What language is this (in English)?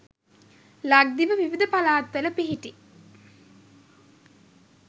Sinhala